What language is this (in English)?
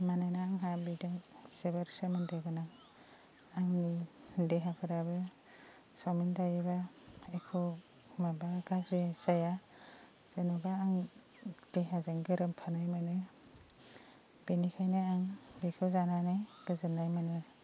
Bodo